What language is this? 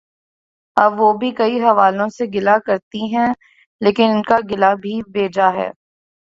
Urdu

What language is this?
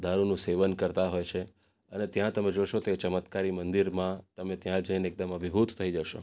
Gujarati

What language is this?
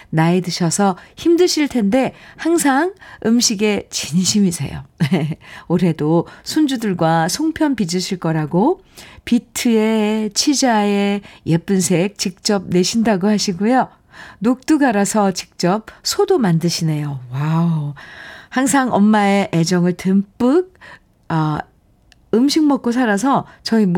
Korean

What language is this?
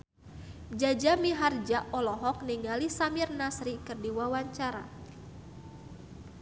Sundanese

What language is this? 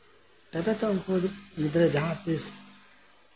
Santali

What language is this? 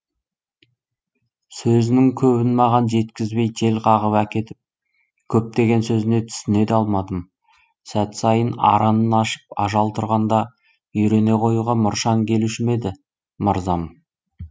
Kazakh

